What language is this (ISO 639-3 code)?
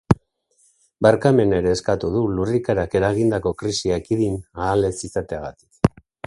eus